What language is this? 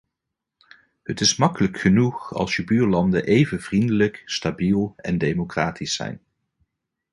Dutch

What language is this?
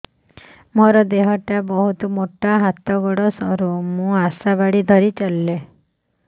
Odia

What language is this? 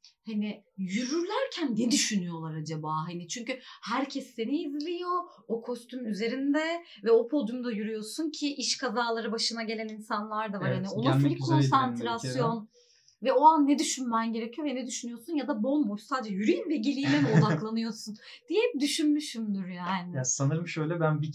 Turkish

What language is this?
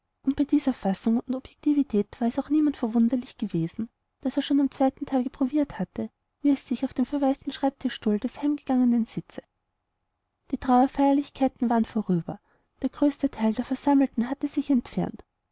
German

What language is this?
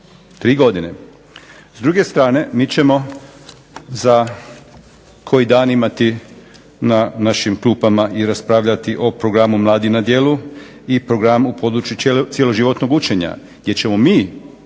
Croatian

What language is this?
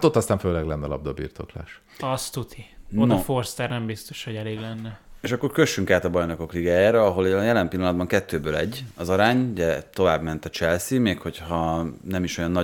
Hungarian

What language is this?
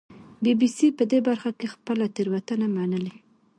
Pashto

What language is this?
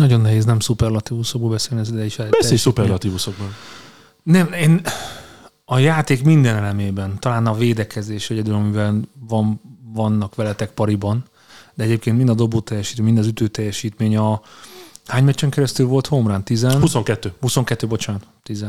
Hungarian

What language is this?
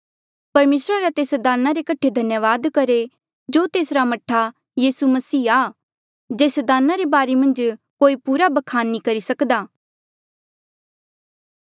Mandeali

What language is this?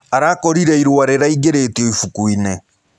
Kikuyu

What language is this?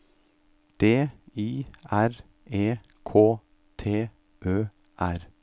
Norwegian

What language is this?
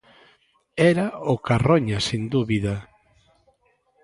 Galician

